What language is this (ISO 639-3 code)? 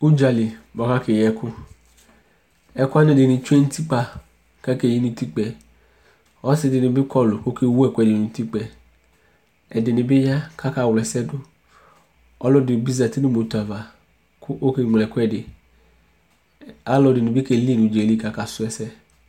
kpo